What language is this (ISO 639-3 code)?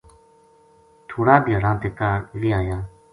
gju